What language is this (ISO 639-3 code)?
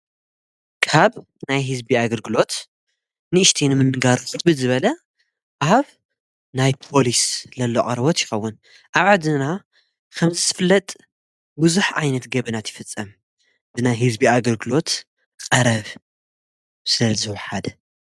tir